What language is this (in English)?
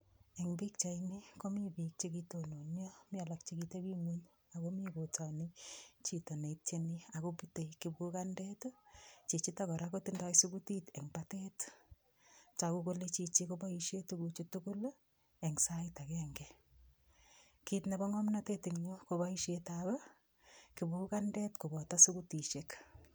Kalenjin